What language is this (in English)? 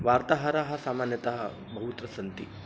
Sanskrit